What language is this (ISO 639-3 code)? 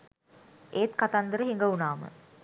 sin